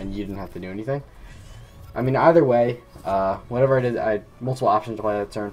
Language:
English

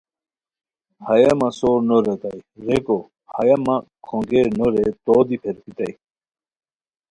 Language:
Khowar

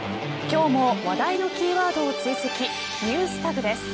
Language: Japanese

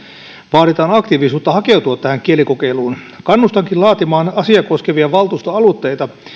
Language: Finnish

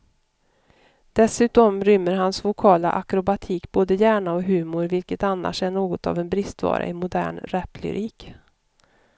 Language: Swedish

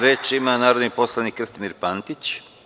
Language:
Serbian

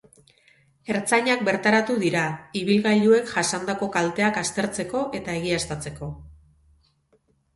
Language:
Basque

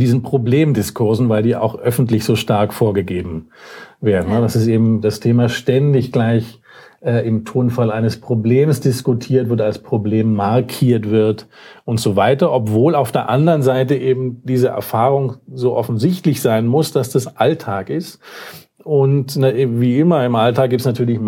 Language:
German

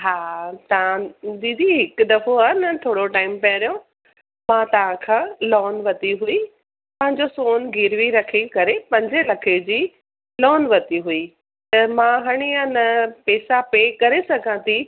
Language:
Sindhi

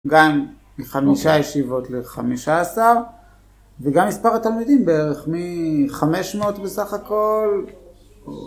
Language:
Hebrew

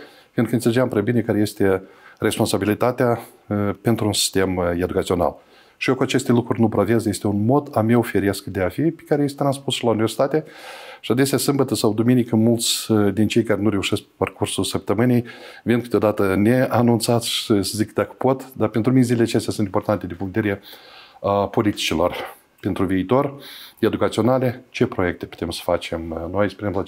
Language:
Romanian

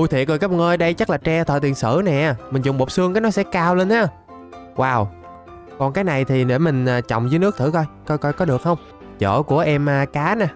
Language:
Vietnamese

